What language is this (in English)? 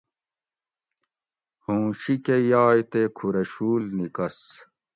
Gawri